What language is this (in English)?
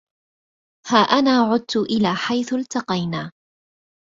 Arabic